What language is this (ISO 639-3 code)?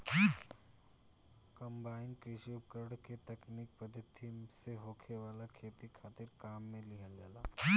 bho